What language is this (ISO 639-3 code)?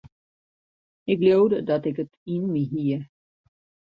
fry